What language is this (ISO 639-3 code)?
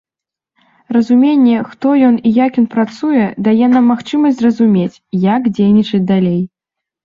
bel